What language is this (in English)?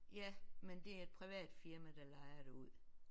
Danish